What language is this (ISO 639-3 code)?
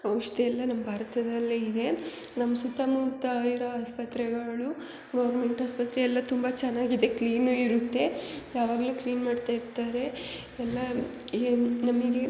kan